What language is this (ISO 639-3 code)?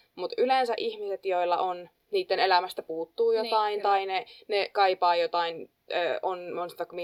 fin